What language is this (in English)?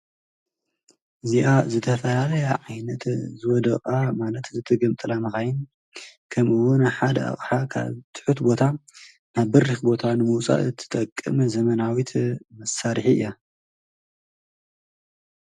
Tigrinya